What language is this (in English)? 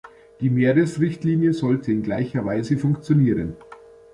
German